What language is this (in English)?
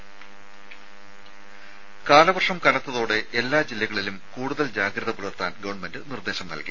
Malayalam